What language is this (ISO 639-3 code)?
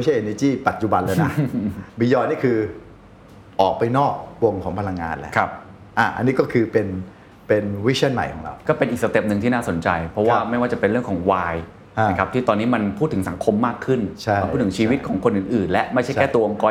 tha